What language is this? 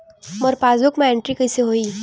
Chhattisgarhi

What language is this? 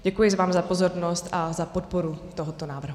Czech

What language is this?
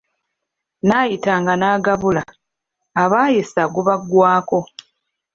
Ganda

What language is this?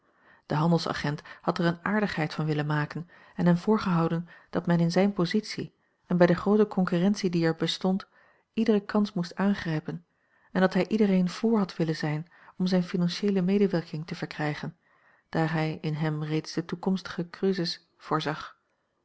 Dutch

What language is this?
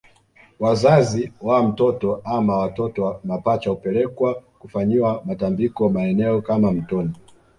Swahili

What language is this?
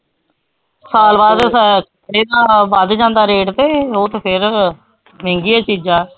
Punjabi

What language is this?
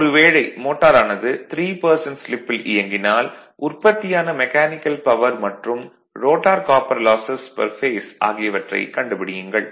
Tamil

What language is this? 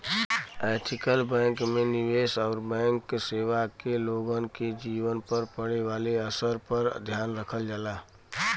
Bhojpuri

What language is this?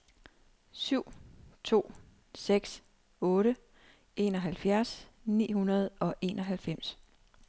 Danish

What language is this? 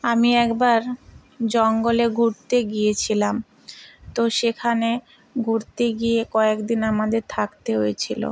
Bangla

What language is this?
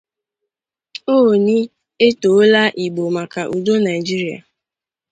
Igbo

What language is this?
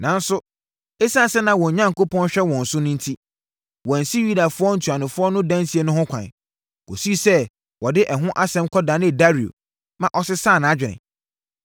Akan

